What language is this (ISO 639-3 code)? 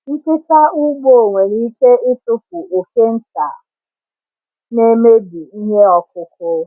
ibo